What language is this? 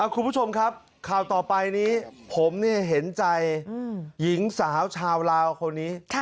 Thai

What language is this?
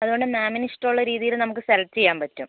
Malayalam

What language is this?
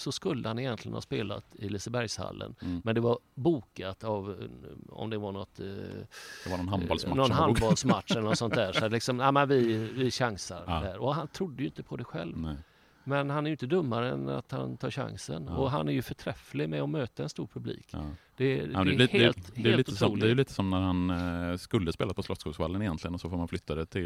Swedish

